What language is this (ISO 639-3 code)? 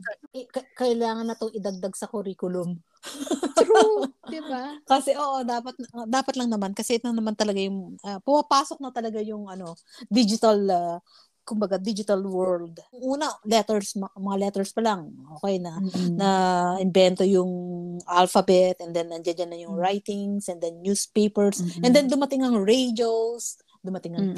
fil